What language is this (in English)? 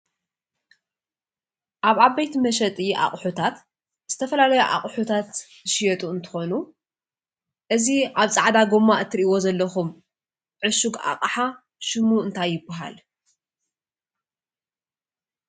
Tigrinya